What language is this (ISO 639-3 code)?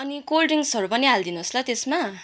nep